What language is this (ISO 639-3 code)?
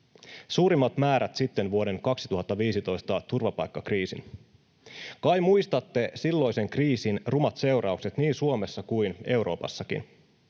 fin